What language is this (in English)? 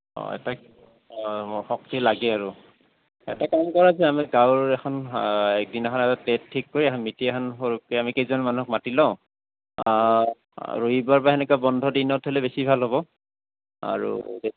Assamese